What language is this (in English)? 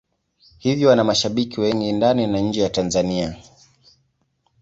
Swahili